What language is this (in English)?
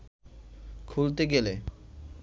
Bangla